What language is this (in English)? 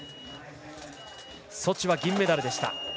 Japanese